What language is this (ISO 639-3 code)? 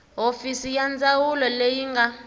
tso